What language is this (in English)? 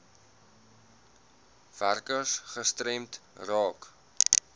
Afrikaans